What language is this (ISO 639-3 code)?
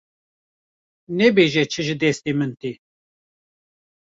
kur